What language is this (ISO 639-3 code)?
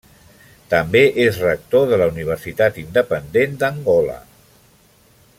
cat